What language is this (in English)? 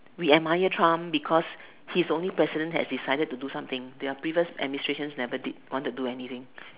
English